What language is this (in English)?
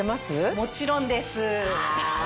Japanese